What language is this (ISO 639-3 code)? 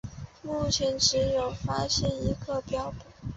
zho